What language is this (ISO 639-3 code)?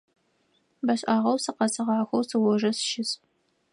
ady